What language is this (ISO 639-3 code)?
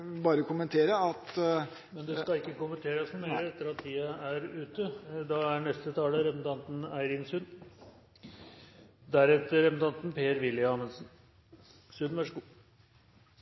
nob